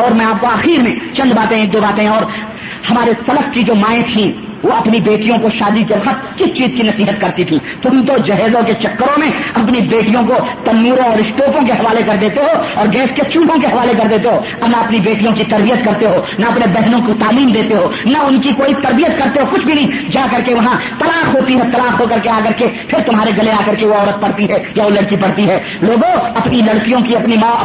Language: Urdu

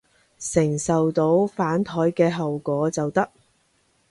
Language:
Cantonese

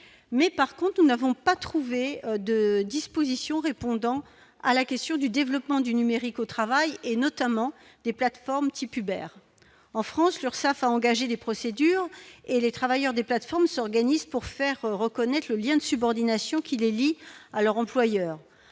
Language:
French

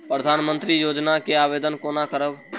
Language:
Maithili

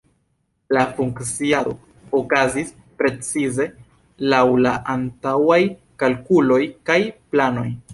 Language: Esperanto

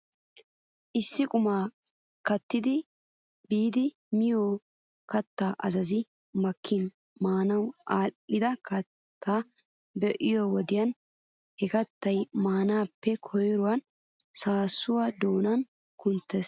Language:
Wolaytta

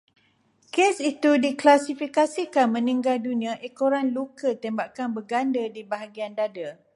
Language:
Malay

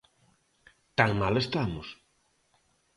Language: Galician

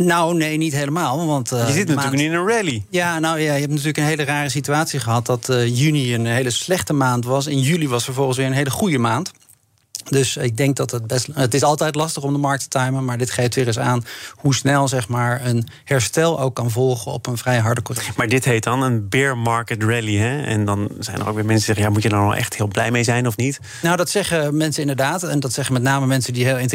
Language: Dutch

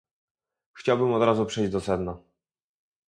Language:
Polish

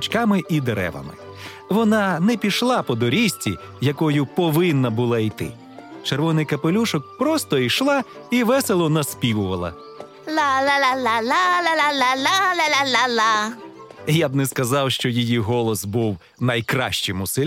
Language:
Ukrainian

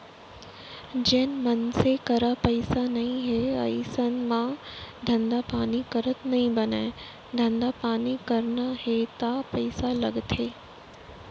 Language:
Chhattisgarhi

